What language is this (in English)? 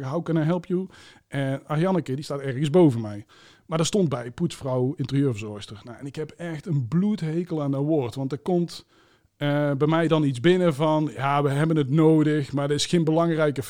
Dutch